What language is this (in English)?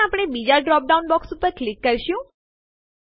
Gujarati